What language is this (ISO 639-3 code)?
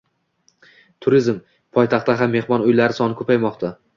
uzb